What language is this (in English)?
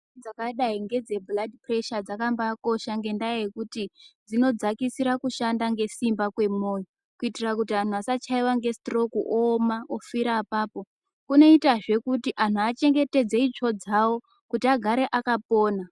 Ndau